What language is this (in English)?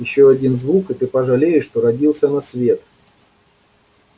Russian